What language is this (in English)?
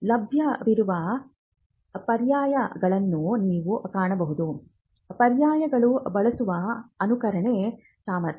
Kannada